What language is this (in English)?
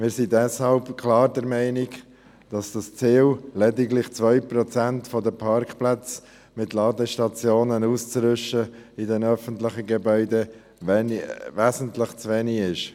Swiss German